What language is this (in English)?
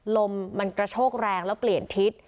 Thai